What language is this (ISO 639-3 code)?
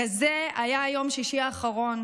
heb